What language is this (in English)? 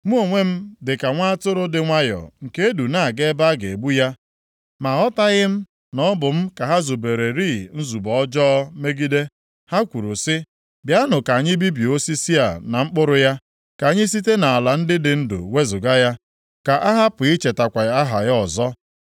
Igbo